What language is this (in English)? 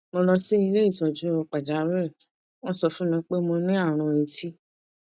Yoruba